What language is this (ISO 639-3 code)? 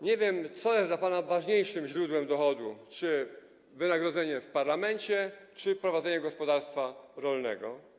pol